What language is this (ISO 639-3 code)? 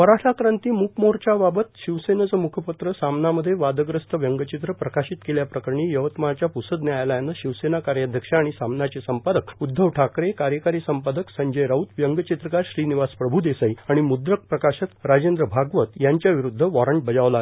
mar